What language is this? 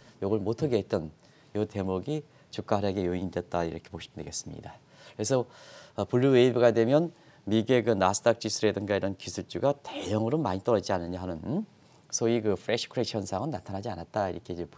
Korean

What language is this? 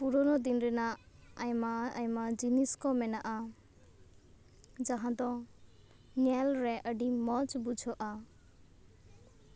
Santali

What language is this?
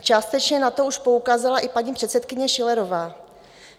Czech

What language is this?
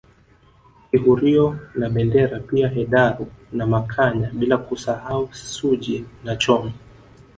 Swahili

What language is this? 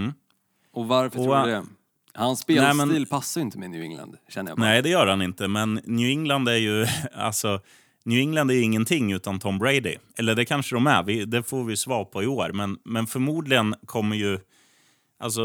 Swedish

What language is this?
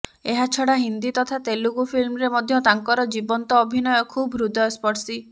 Odia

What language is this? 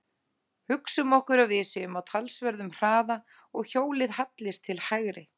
Icelandic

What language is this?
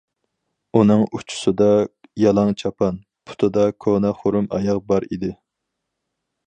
Uyghur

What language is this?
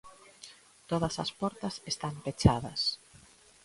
Galician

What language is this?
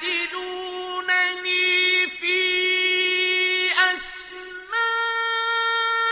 Arabic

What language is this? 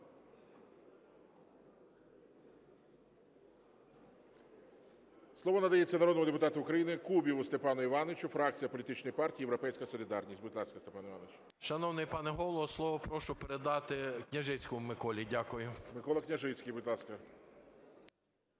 Ukrainian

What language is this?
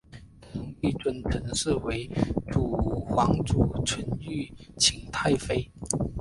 Chinese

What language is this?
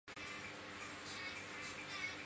Chinese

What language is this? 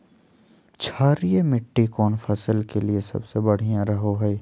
Magahi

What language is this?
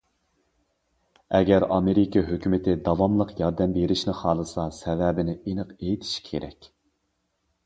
Uyghur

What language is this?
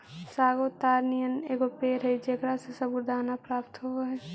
Magahi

